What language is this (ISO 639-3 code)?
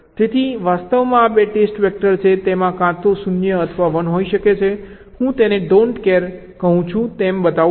guj